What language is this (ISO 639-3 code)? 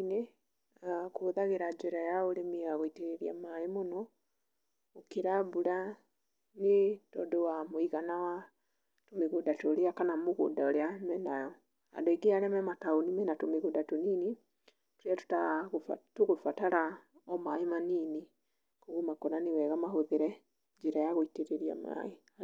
kik